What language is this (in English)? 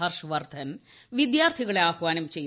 Malayalam